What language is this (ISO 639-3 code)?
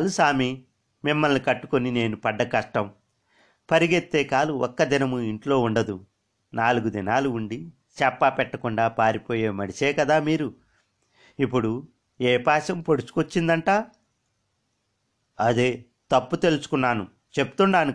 tel